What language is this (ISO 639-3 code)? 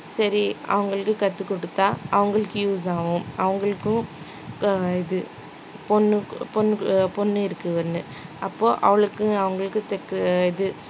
tam